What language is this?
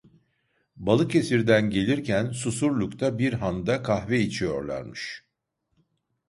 Turkish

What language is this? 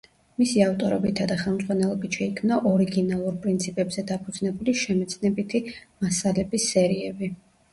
Georgian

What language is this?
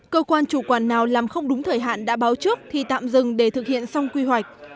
Vietnamese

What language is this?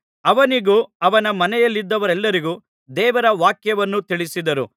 Kannada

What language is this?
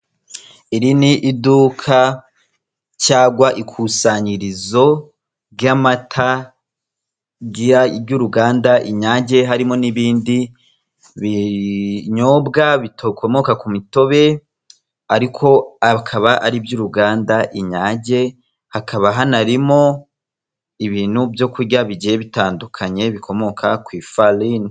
Kinyarwanda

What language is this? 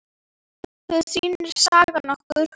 Icelandic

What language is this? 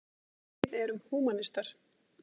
Icelandic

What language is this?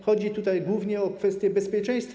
Polish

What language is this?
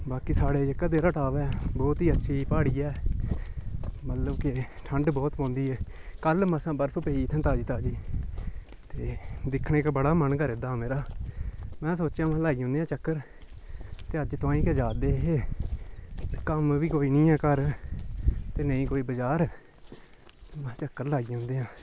Dogri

